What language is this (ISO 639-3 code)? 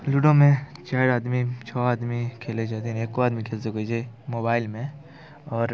mai